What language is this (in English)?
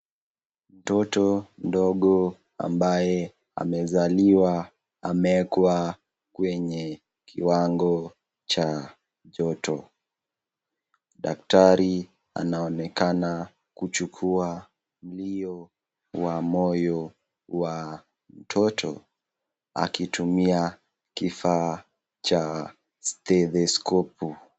Swahili